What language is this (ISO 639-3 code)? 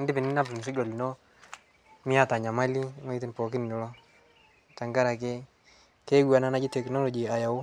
mas